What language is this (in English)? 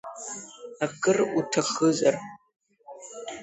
Abkhazian